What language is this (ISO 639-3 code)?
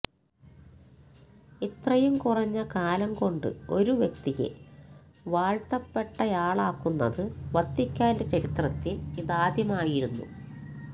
mal